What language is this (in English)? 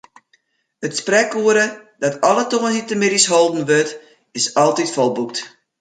Western Frisian